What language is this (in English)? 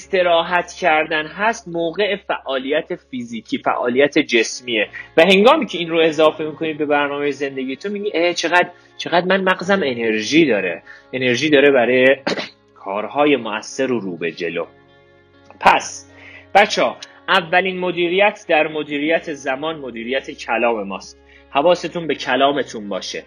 Persian